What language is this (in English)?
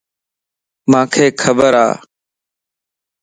Lasi